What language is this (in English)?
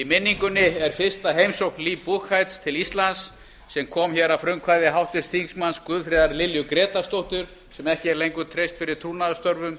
Icelandic